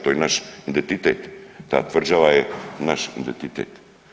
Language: Croatian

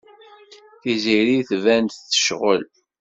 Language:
Kabyle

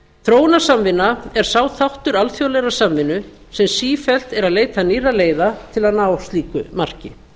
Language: Icelandic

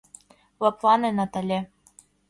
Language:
Mari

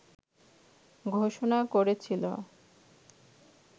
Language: Bangla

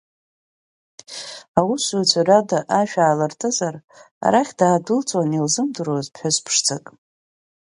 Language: Abkhazian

